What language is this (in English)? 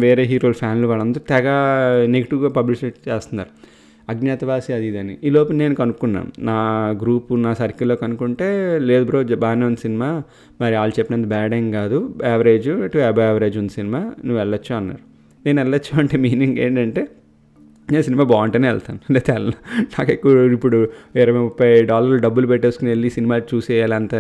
Telugu